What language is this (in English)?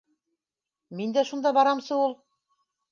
Bashkir